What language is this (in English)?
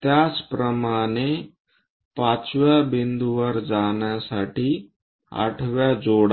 Marathi